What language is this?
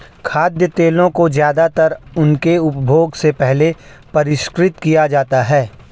Hindi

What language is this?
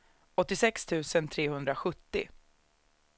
Swedish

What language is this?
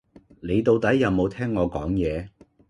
Cantonese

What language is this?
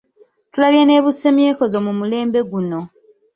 Ganda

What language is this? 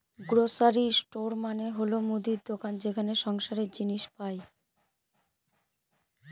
Bangla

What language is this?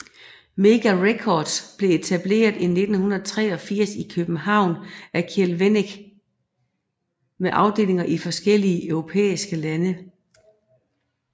Danish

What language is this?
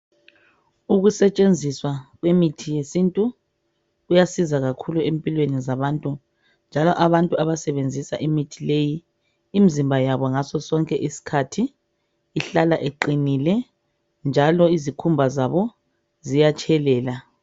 North Ndebele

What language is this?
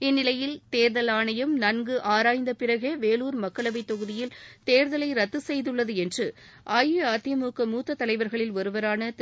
Tamil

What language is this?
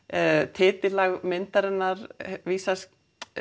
Icelandic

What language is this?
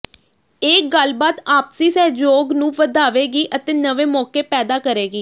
Punjabi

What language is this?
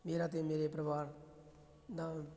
Punjabi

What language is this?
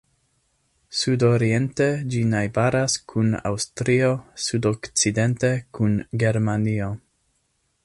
Esperanto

